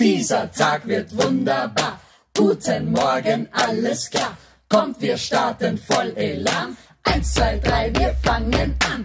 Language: German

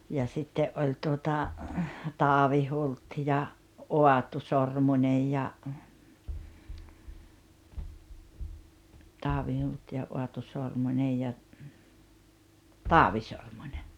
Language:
Finnish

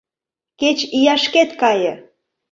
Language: Mari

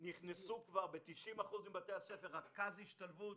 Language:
Hebrew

